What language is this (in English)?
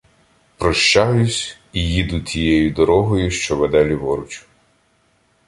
Ukrainian